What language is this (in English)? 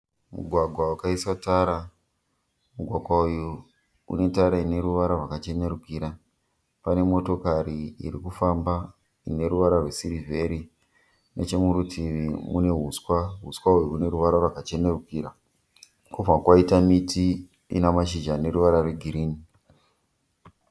Shona